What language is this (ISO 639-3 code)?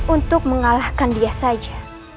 ind